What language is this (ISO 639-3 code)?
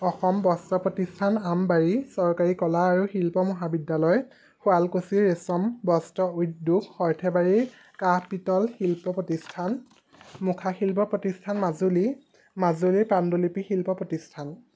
asm